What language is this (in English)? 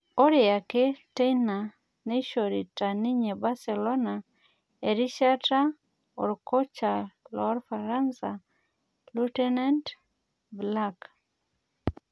Masai